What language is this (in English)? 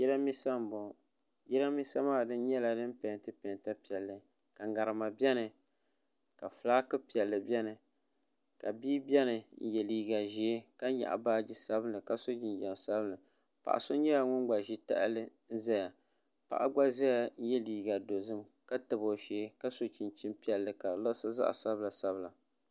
Dagbani